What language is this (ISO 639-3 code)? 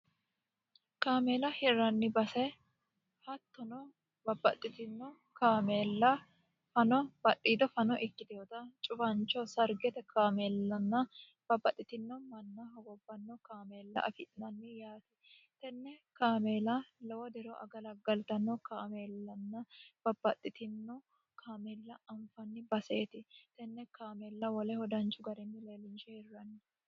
sid